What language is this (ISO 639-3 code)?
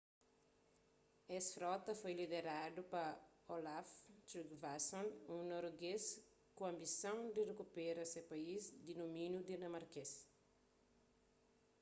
kea